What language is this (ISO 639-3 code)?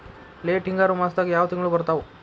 kan